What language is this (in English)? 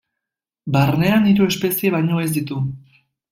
Basque